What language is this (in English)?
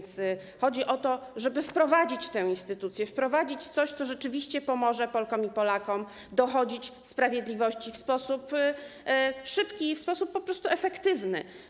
Polish